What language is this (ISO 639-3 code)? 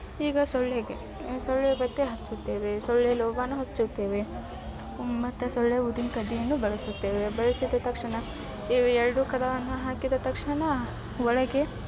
kan